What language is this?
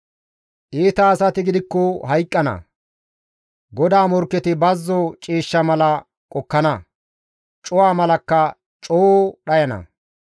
Gamo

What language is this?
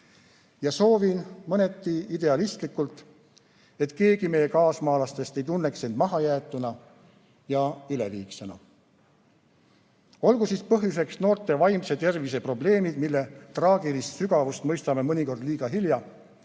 Estonian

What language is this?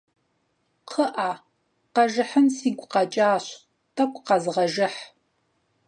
Kabardian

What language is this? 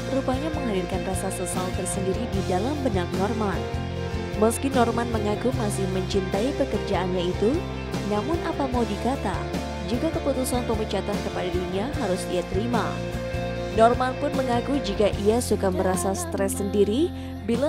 Indonesian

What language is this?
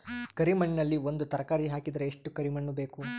Kannada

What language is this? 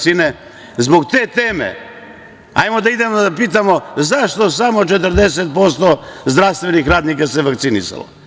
Serbian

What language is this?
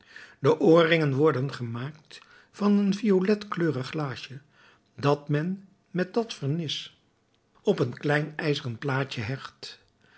Dutch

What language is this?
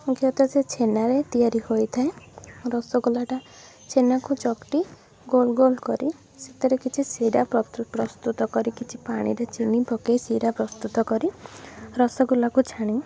Odia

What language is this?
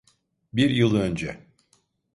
Turkish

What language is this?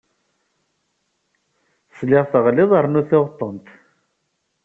Kabyle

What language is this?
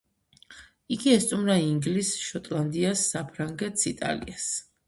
Georgian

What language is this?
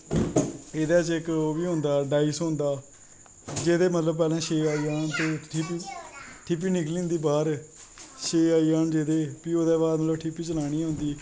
Dogri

